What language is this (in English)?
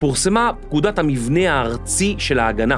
Hebrew